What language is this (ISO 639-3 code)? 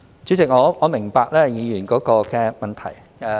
yue